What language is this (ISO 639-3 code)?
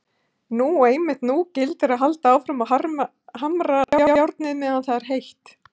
isl